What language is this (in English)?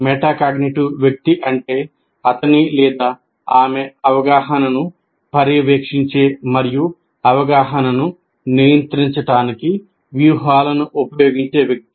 Telugu